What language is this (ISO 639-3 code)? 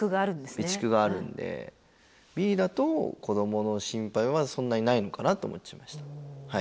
jpn